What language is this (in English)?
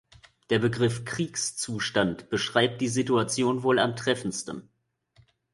German